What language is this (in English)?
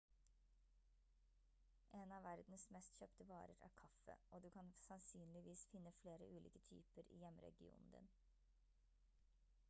Norwegian Bokmål